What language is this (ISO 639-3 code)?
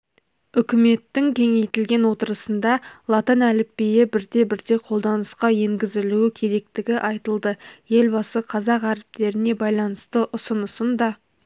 kaz